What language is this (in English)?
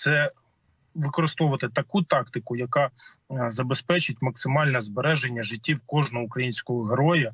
Ukrainian